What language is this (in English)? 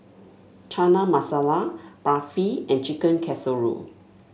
English